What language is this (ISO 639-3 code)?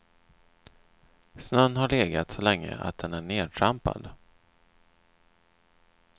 swe